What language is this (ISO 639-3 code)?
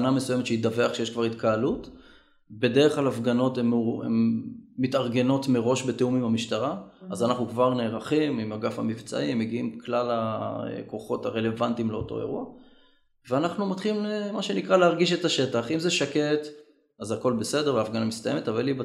heb